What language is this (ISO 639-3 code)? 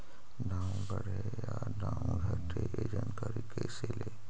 mag